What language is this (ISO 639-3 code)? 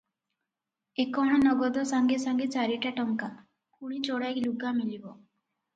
ori